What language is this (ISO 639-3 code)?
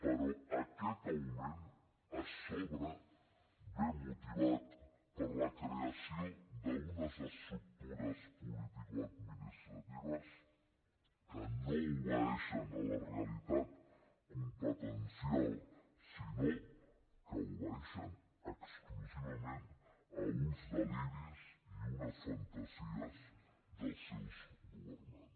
cat